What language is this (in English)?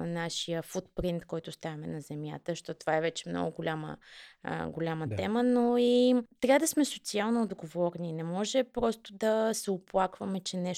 Bulgarian